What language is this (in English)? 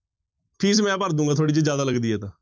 Punjabi